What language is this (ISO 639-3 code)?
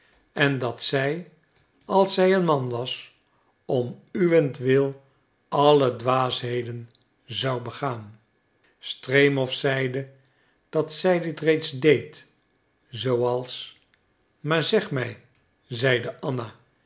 nld